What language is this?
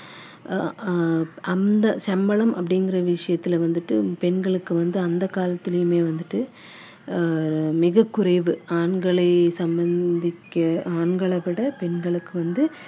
Tamil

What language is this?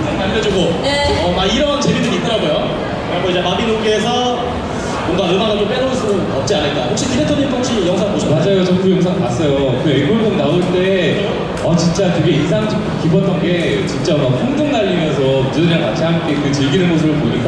Korean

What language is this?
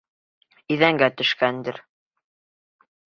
Bashkir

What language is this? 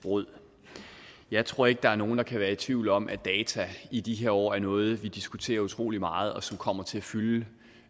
Danish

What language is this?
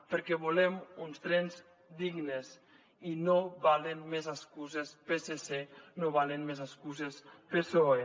Catalan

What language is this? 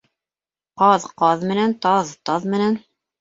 Bashkir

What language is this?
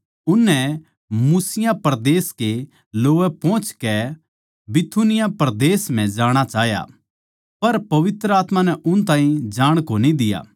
Haryanvi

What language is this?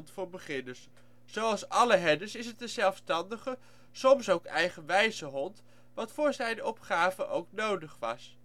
Dutch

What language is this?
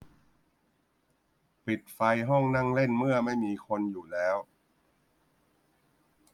Thai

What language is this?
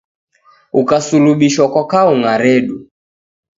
Taita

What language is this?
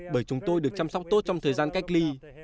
Vietnamese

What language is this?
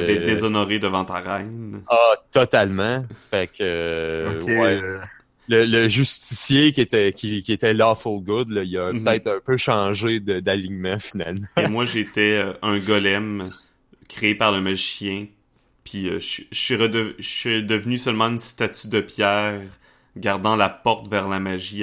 French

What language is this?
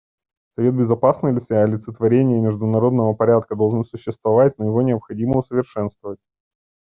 Russian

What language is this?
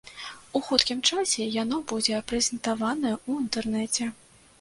Belarusian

